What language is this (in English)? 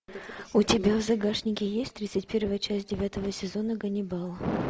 Russian